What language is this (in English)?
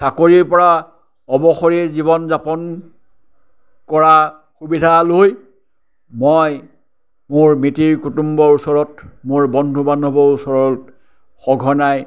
Assamese